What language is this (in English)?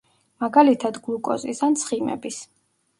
Georgian